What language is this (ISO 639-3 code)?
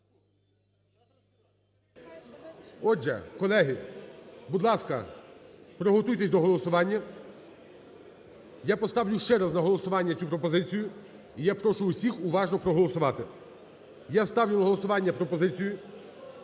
ukr